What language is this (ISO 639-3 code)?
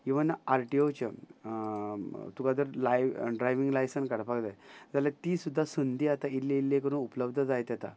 kok